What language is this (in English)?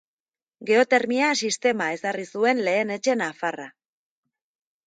Basque